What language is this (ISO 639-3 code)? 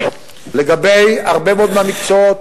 heb